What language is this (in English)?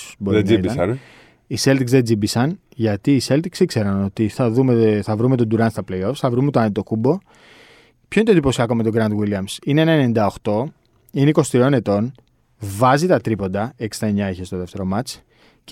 Greek